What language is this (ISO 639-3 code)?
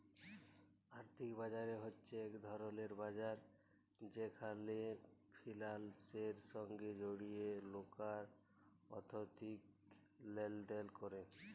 ben